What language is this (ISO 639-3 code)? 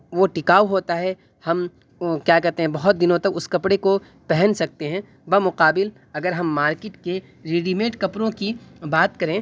urd